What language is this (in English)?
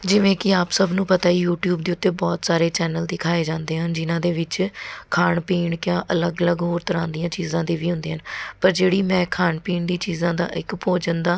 Punjabi